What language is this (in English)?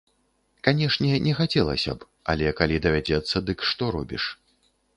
Belarusian